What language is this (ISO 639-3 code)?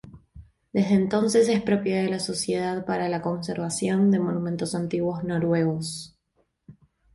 spa